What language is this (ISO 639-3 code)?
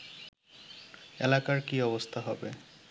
ben